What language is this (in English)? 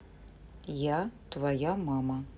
Russian